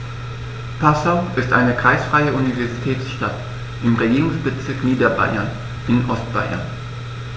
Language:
German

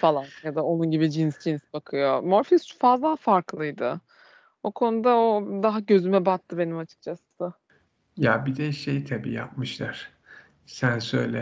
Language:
Turkish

